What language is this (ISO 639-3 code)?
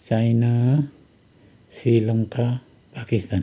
nep